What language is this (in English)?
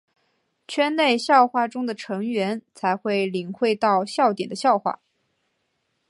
Chinese